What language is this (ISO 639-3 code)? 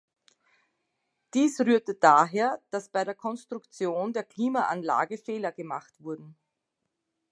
deu